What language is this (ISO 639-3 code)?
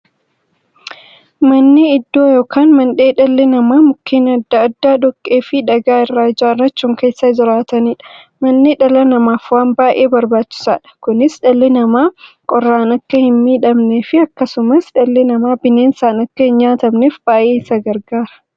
orm